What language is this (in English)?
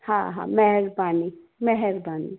Sindhi